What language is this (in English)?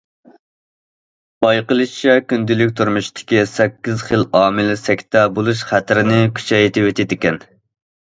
Uyghur